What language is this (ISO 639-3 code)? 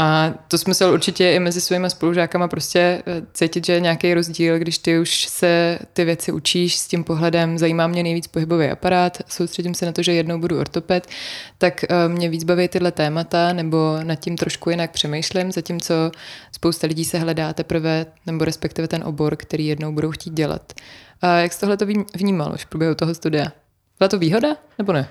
ces